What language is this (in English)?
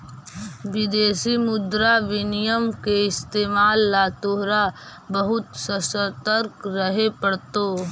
Magahi